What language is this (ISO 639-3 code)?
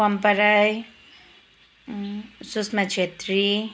nep